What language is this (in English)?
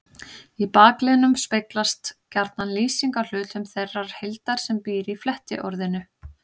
Icelandic